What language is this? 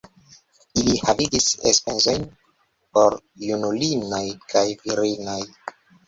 Esperanto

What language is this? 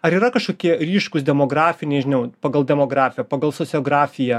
Lithuanian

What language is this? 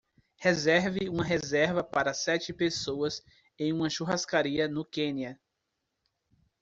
Portuguese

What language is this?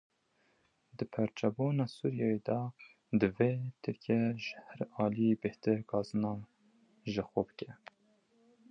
Kurdish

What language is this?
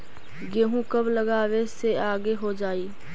Magahi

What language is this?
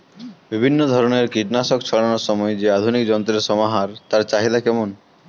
Bangla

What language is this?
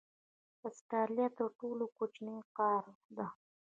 Pashto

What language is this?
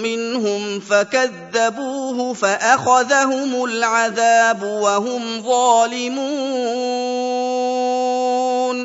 Arabic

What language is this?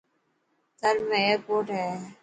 Dhatki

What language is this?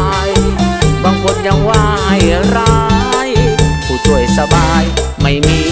Thai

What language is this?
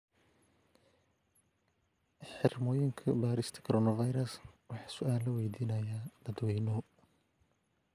Somali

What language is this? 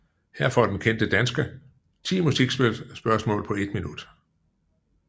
Danish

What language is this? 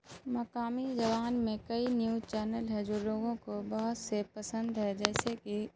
Urdu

